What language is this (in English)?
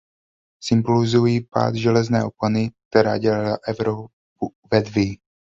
Czech